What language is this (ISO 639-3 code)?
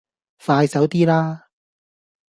yue